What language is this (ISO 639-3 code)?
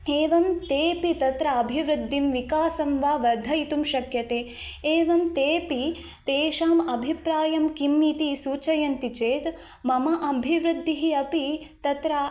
san